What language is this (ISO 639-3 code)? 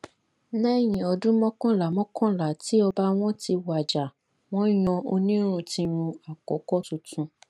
yor